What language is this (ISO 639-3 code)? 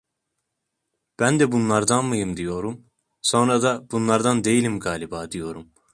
tur